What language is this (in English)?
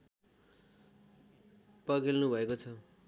Nepali